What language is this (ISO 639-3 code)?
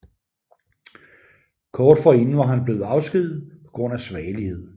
dan